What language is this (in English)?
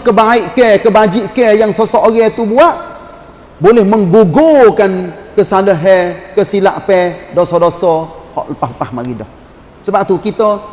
Malay